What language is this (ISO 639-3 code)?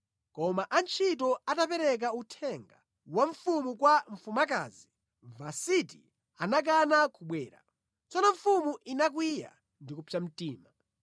nya